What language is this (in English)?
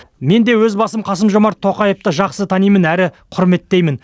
Kazakh